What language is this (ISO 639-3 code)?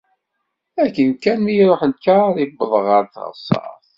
kab